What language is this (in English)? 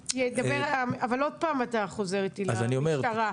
Hebrew